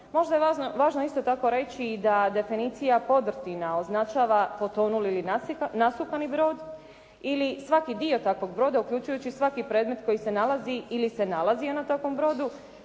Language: Croatian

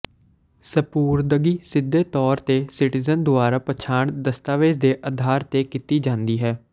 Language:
Punjabi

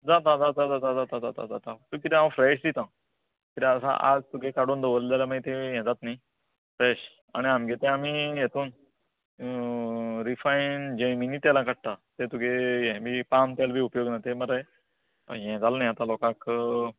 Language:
Konkani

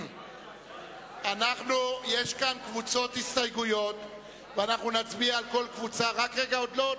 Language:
Hebrew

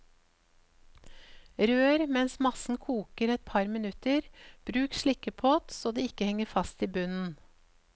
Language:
Norwegian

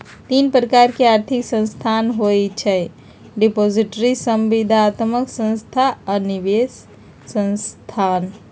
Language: Magahi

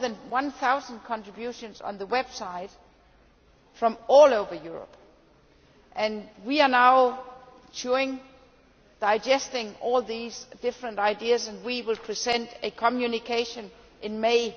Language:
English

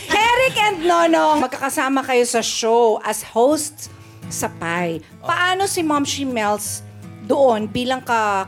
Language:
Filipino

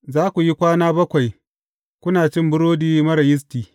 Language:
Hausa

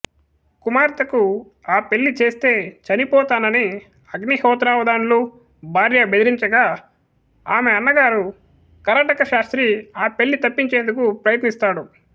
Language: Telugu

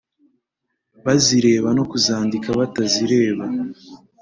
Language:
Kinyarwanda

